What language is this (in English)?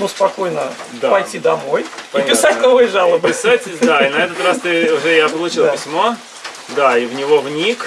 Russian